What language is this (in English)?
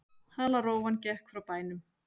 Icelandic